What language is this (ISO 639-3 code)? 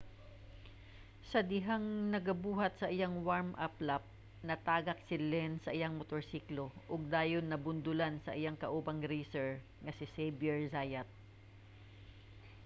ceb